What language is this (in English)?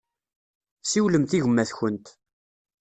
Kabyle